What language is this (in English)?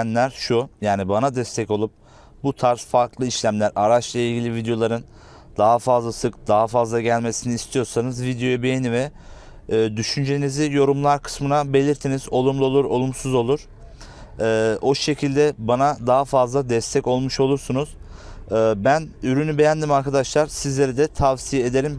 Turkish